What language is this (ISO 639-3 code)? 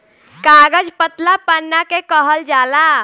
bho